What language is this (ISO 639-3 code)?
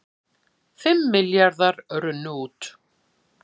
isl